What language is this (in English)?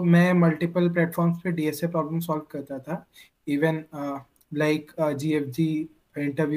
Hindi